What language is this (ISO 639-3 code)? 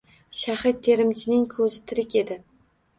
uzb